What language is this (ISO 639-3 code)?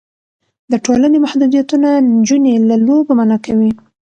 pus